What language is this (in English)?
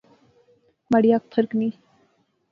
Pahari-Potwari